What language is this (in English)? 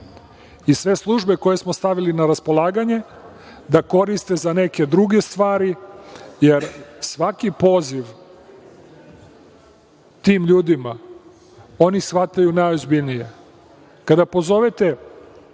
Serbian